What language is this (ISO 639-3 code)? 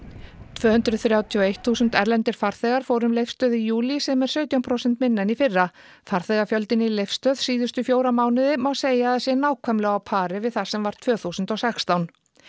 isl